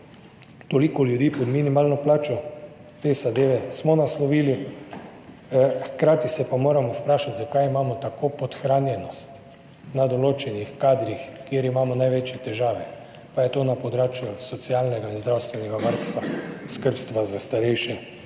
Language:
Slovenian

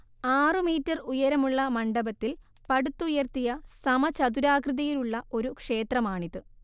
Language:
Malayalam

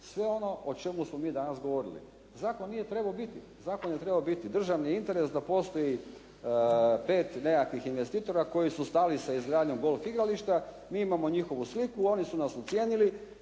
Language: Croatian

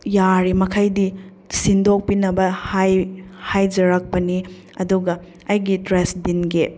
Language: Manipuri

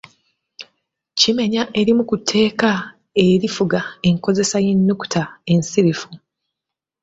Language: Ganda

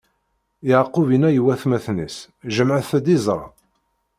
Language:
Kabyle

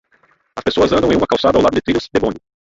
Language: Portuguese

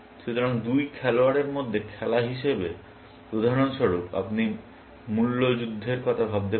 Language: Bangla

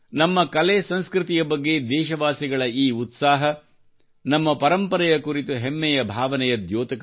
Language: Kannada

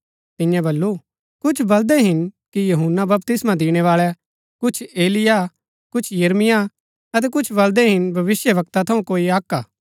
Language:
Gaddi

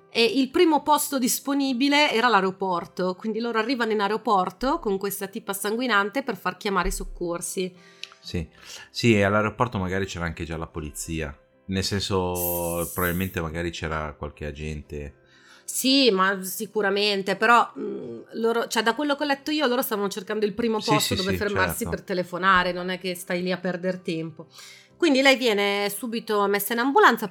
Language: Italian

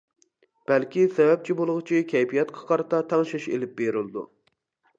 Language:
Uyghur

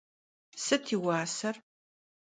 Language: Kabardian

